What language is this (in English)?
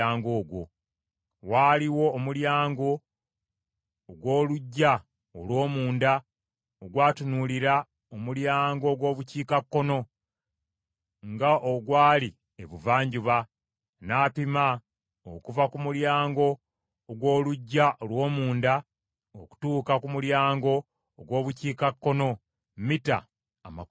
Ganda